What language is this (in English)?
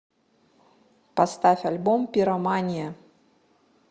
Russian